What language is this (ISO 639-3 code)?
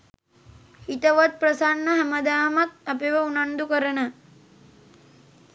sin